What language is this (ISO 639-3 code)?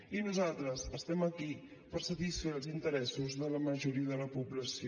cat